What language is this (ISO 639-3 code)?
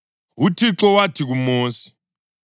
nde